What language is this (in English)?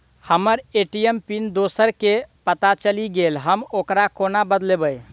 Maithili